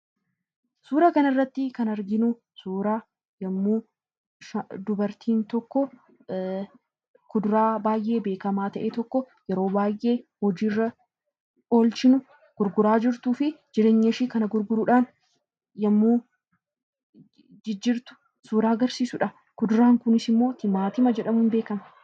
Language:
Oromo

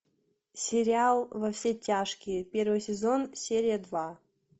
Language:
Russian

